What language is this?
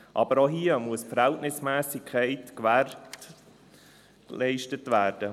Swiss German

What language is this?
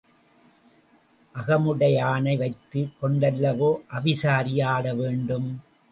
Tamil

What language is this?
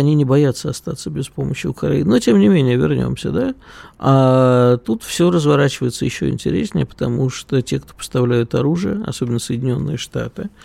Russian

